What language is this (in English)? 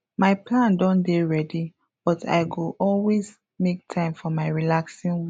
Nigerian Pidgin